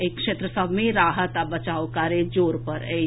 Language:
Maithili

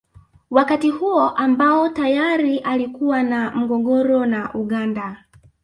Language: Swahili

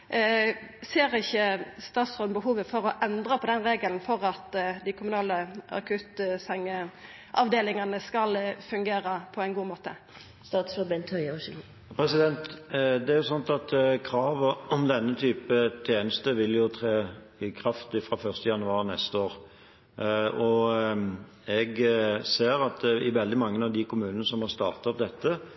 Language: Norwegian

